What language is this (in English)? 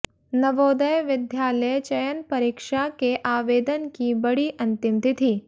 Hindi